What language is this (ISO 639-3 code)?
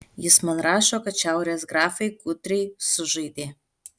lit